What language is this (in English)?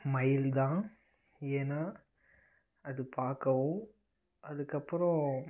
Tamil